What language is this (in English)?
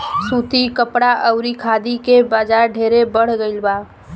Bhojpuri